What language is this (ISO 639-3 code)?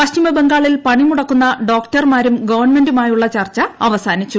mal